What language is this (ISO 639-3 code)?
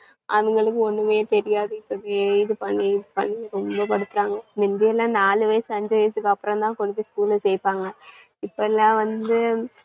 tam